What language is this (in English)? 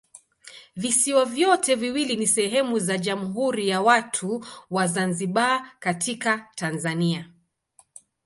Swahili